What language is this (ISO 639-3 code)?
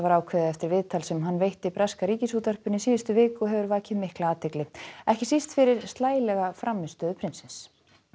isl